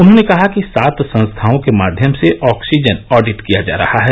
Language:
Hindi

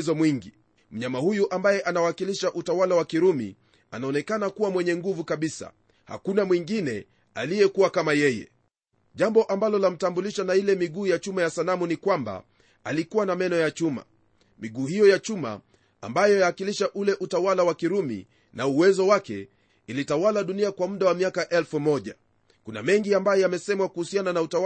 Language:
Swahili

